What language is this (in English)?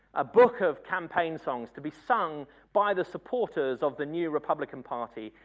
English